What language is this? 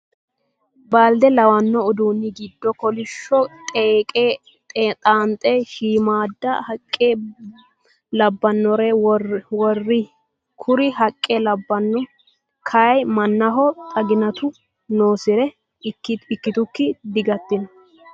Sidamo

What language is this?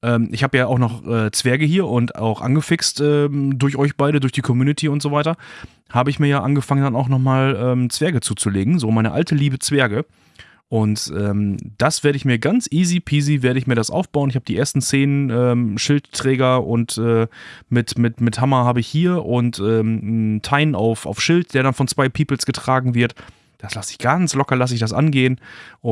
German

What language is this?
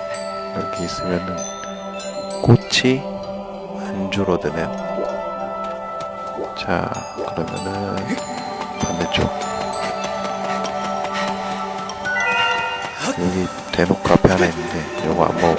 Korean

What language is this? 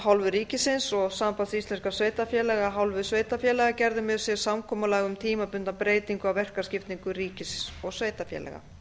Icelandic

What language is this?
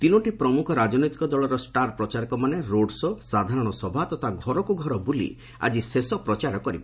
Odia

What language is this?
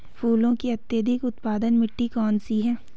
Hindi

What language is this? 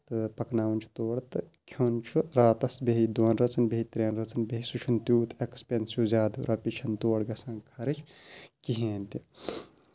Kashmiri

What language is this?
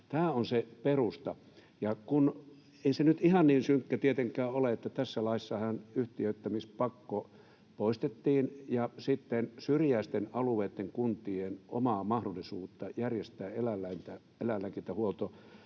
Finnish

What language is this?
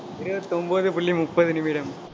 Tamil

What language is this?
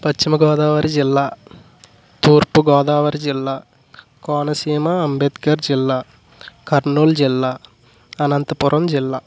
Telugu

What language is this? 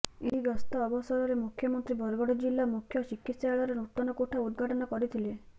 Odia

